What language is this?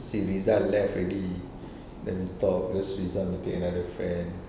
English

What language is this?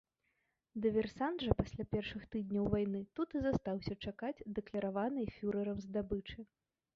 Belarusian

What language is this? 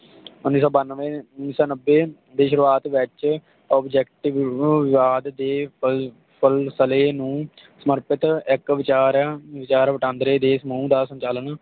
Punjabi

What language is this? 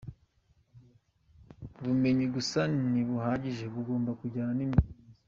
Kinyarwanda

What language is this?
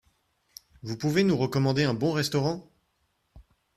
French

